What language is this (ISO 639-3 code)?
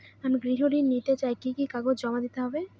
ben